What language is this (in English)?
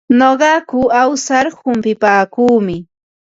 Ambo-Pasco Quechua